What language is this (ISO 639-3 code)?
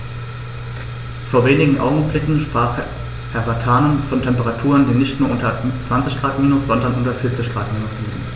deu